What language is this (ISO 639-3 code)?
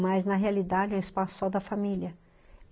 por